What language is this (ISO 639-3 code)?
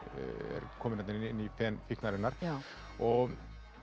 isl